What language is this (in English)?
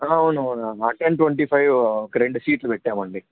Telugu